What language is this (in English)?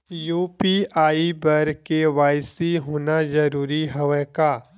Chhattisgarhi